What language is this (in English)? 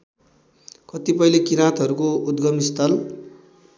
Nepali